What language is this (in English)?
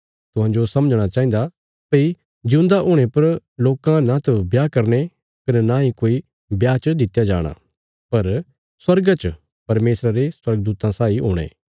Bilaspuri